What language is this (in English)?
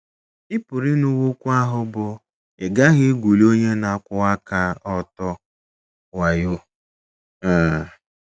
Igbo